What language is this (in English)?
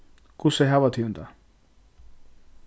Faroese